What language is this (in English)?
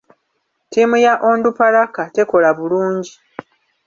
Ganda